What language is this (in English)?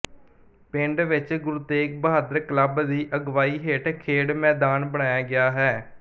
Punjabi